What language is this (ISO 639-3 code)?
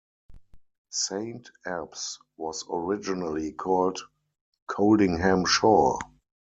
eng